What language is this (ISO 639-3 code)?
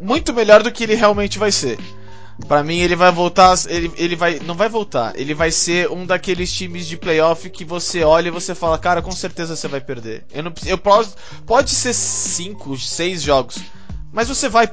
por